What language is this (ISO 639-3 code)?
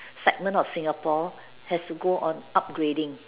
eng